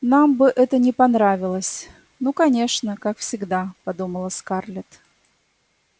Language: Russian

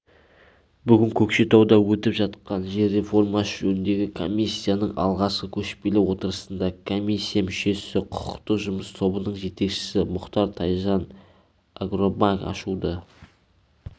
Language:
Kazakh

